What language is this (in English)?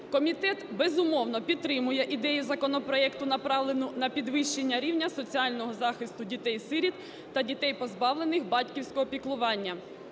Ukrainian